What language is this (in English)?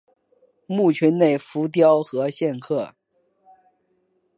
Chinese